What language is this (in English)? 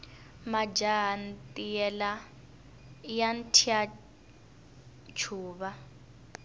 Tsonga